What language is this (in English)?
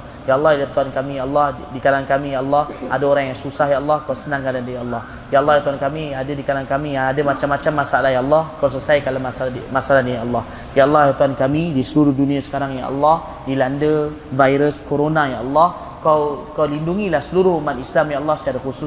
Malay